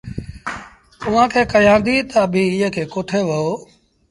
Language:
Sindhi Bhil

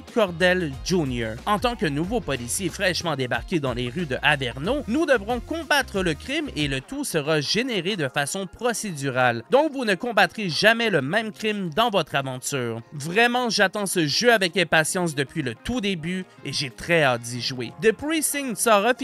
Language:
French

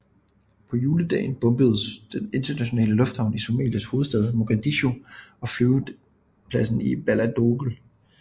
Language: Danish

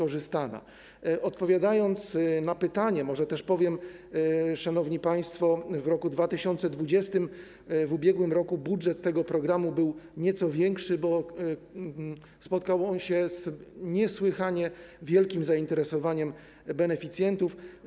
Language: Polish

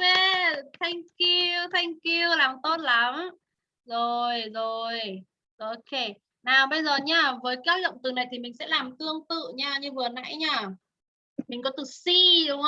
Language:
Vietnamese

